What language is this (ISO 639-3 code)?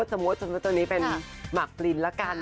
tha